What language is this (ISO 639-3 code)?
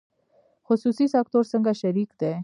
pus